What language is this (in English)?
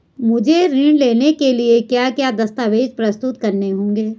Hindi